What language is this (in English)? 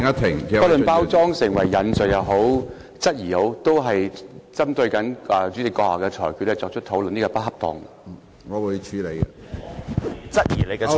Cantonese